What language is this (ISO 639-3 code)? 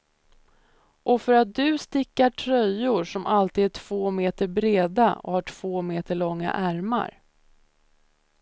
swe